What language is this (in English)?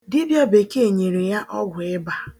Igbo